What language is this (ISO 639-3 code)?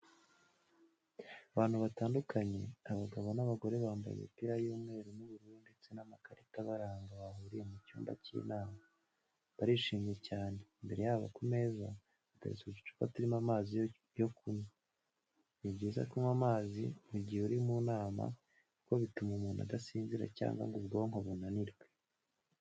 kin